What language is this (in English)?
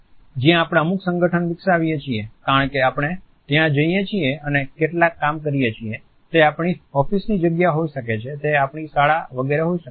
Gujarati